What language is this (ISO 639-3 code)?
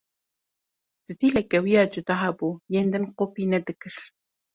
kur